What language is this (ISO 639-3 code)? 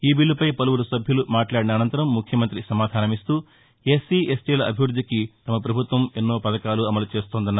tel